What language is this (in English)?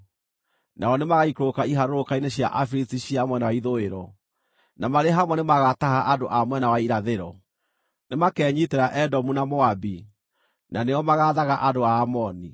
Kikuyu